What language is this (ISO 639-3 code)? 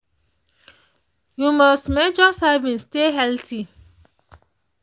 pcm